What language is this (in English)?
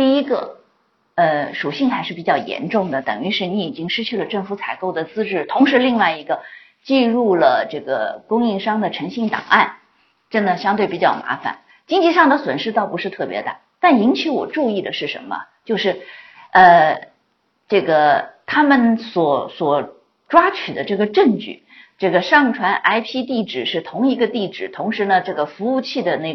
Chinese